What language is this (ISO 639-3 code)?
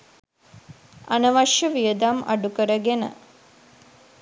sin